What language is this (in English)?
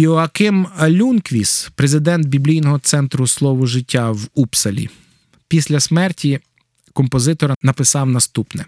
Ukrainian